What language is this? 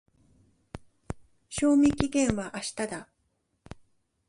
Japanese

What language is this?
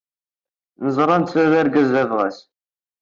Kabyle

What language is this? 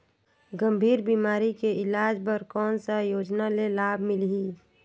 Chhattisgarhi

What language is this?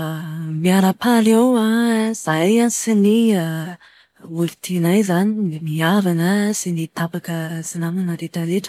Malagasy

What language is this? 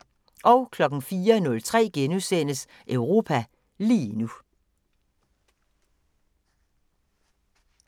Danish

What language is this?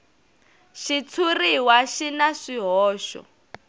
Tsonga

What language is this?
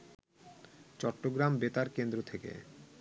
Bangla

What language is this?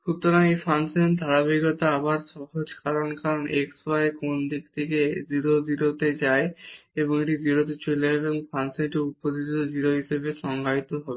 Bangla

